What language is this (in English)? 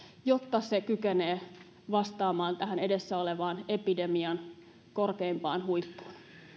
Finnish